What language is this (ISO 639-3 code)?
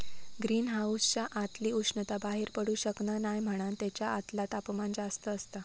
mar